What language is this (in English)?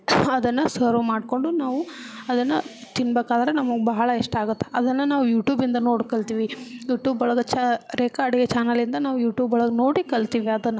Kannada